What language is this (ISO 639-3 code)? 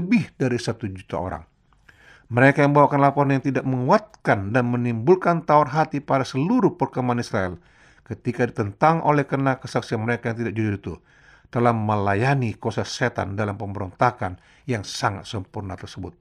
ind